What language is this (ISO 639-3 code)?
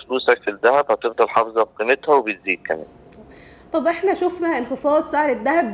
ara